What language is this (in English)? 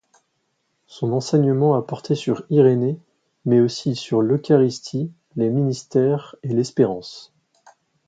French